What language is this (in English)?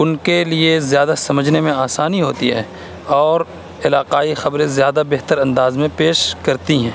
Urdu